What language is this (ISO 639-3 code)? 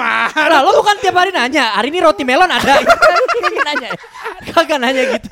ind